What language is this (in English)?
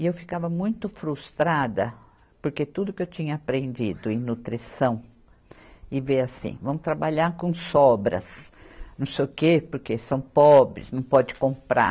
Portuguese